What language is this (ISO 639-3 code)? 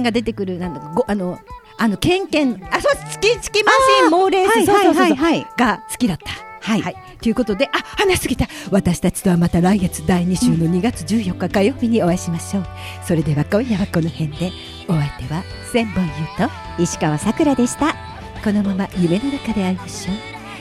jpn